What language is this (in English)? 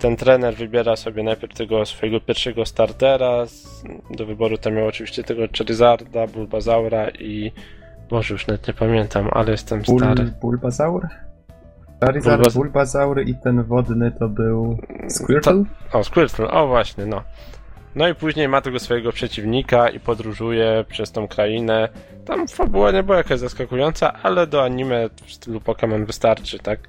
Polish